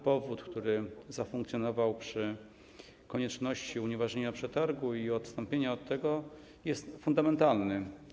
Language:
Polish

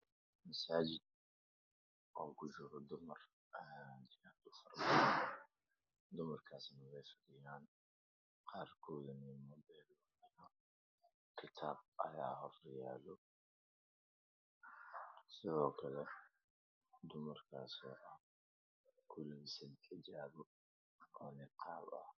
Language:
Somali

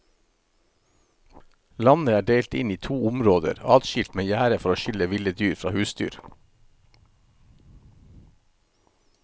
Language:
Norwegian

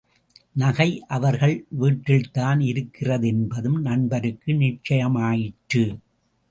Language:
Tamil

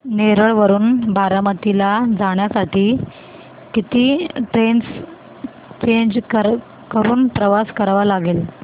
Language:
Marathi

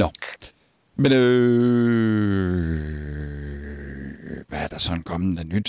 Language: Danish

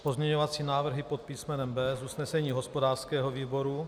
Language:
Czech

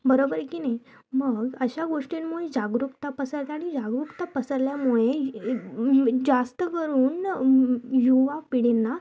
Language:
Marathi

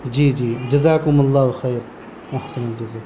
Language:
Urdu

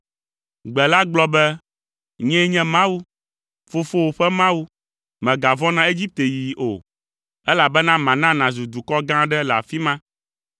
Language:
Ewe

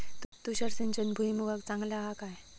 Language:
Marathi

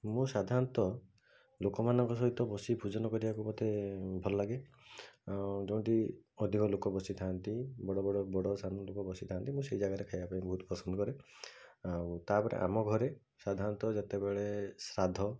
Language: Odia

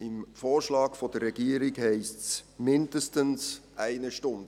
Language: Swiss German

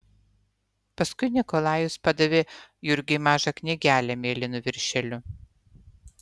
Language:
Lithuanian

